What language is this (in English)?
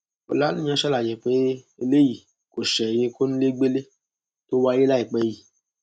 Yoruba